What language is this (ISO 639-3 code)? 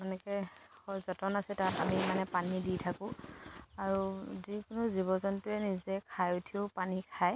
asm